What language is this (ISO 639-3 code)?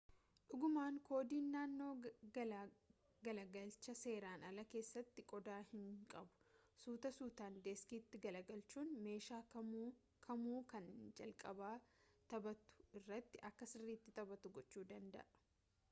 orm